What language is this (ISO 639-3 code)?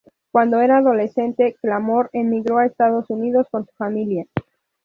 spa